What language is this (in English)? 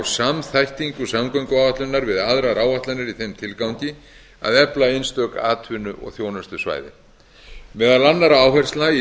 Icelandic